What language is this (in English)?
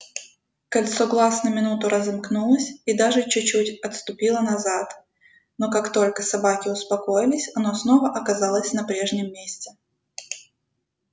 Russian